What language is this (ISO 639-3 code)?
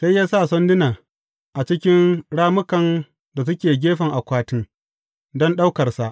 hau